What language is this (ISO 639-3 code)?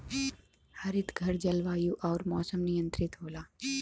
bho